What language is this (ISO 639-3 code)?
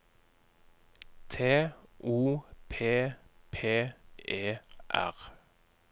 nor